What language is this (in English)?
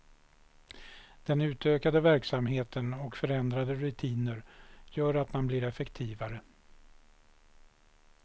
Swedish